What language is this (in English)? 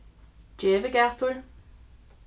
Faroese